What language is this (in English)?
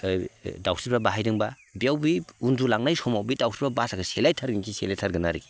Bodo